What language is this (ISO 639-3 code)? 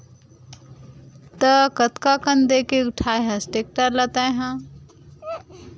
hne